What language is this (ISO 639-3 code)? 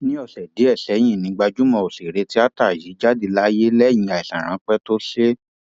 yor